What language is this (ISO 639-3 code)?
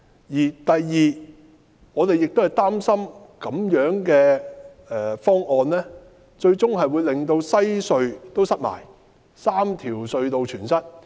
yue